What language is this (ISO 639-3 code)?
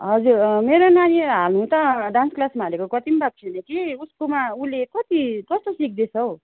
nep